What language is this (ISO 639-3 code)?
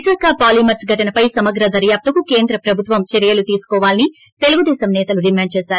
tel